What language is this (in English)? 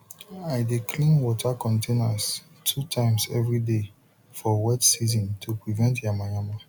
Nigerian Pidgin